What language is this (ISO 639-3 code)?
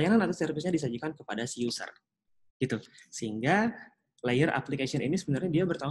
ind